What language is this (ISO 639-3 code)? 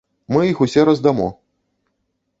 bel